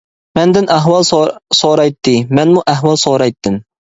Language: Uyghur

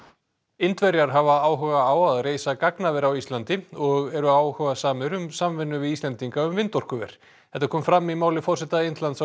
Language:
Icelandic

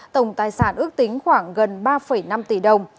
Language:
Vietnamese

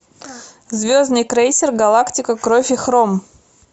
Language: Russian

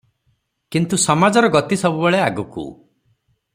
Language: Odia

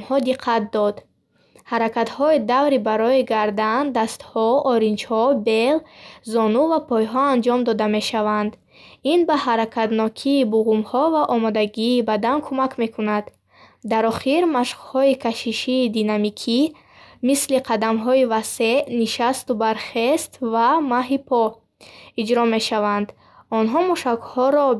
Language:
Bukharic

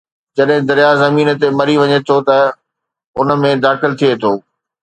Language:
Sindhi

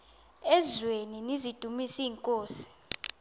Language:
Xhosa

